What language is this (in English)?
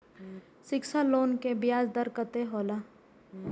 Maithili